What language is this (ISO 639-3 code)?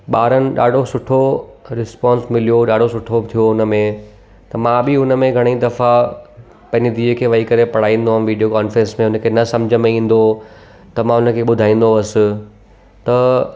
snd